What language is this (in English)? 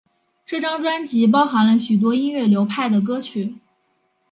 Chinese